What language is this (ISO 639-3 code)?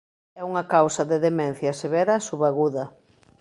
glg